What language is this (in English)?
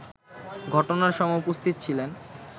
Bangla